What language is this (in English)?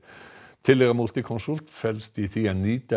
Icelandic